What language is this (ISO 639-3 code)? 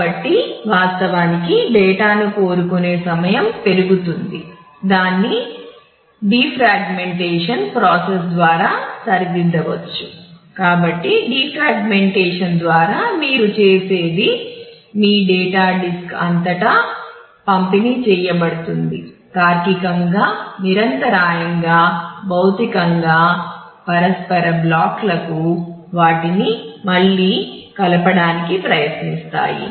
tel